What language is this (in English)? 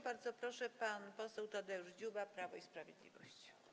Polish